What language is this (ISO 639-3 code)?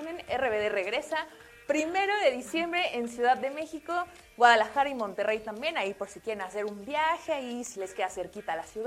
spa